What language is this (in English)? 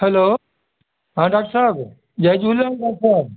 Sindhi